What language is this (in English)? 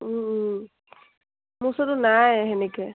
Assamese